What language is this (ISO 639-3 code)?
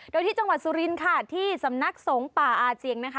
tha